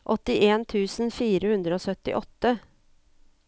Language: Norwegian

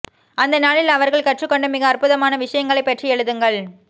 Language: Tamil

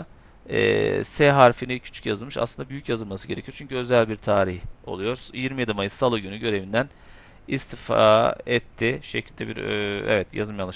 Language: Turkish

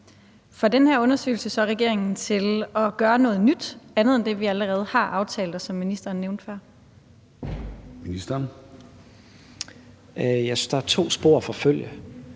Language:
Danish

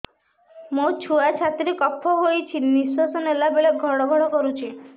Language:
Odia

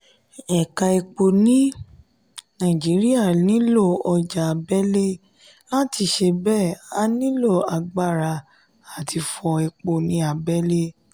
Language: Yoruba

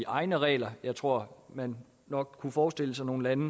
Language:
Danish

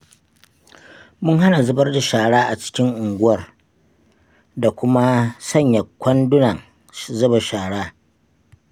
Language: Hausa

